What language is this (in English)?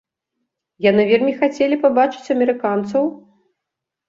Belarusian